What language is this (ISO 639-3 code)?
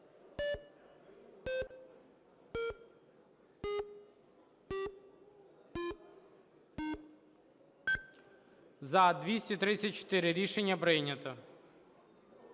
ukr